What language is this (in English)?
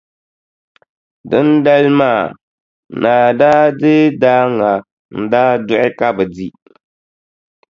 Dagbani